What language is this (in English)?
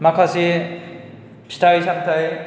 Bodo